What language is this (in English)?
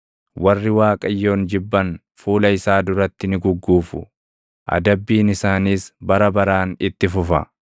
Oromo